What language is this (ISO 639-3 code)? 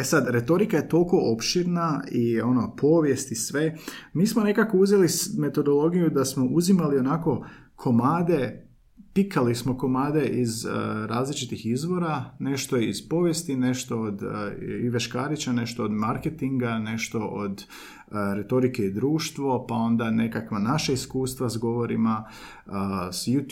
hrv